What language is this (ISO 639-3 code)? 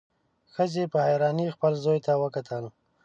pus